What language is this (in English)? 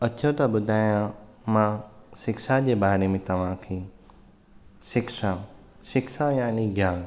Sindhi